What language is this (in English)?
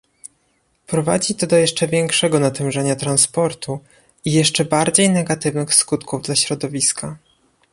Polish